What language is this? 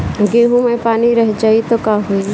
Bhojpuri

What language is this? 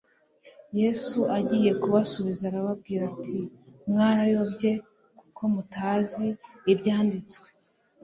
Kinyarwanda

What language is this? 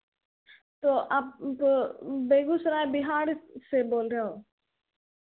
Hindi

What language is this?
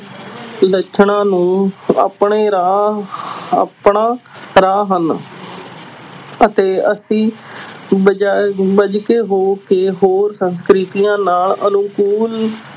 Punjabi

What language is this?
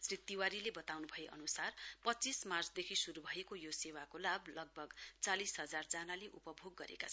Nepali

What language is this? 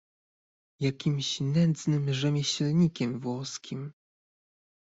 Polish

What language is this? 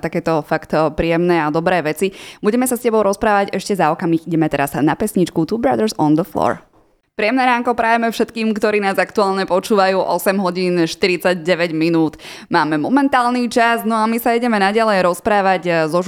Slovak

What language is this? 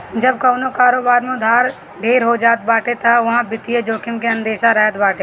Bhojpuri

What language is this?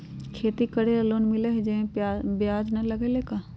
Magahi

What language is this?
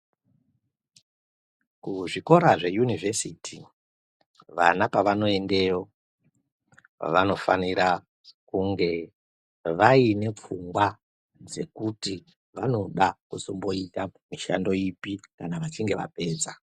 Ndau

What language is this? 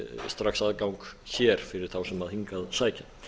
Icelandic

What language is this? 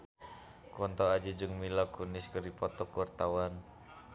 Sundanese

